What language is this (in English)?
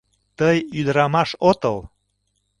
Mari